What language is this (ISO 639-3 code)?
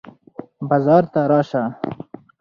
pus